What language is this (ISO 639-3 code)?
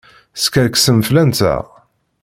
kab